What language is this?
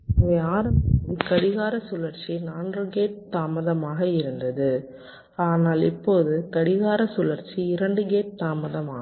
Tamil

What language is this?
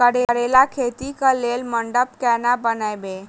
Maithili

